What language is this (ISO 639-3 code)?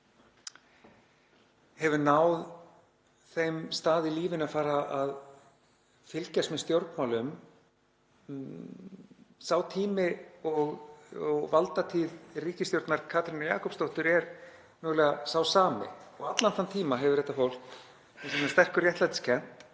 isl